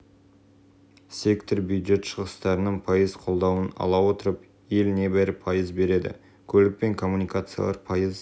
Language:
Kazakh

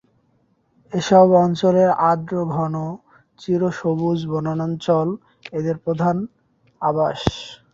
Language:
Bangla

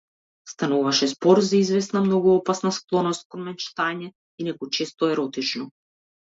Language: Macedonian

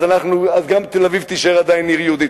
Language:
Hebrew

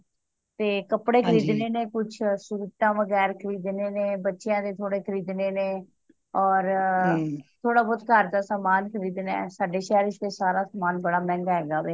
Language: Punjabi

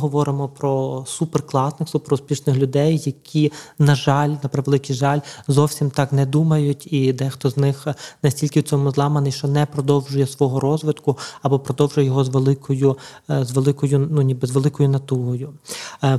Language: Ukrainian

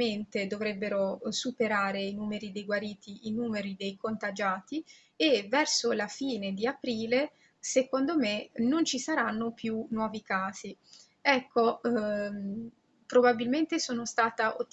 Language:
Italian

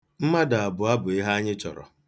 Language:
Igbo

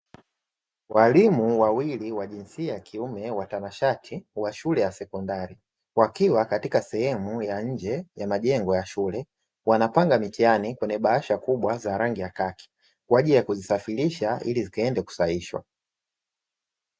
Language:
Swahili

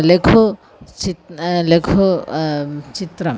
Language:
Sanskrit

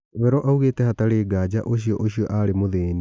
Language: Kikuyu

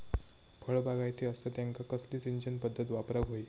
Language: Marathi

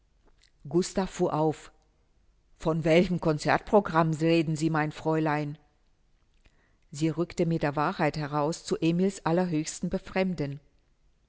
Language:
German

